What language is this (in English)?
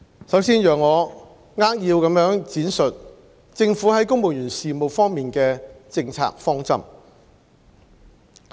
Cantonese